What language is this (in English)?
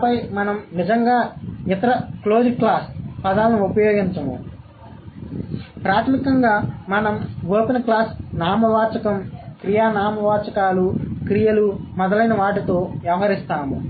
Telugu